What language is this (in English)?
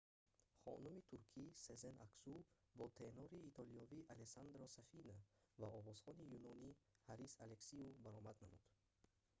Tajik